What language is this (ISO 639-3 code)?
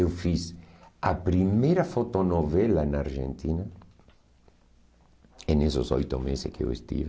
por